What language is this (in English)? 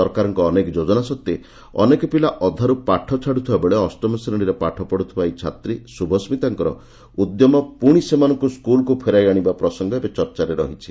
Odia